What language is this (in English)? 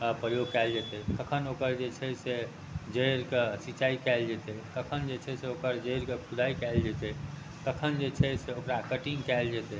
Maithili